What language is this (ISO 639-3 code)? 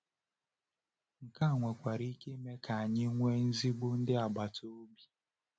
ibo